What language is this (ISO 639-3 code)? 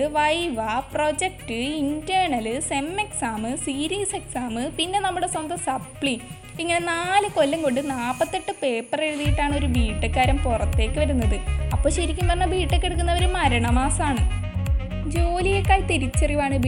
mal